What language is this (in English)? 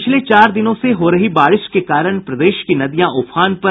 Hindi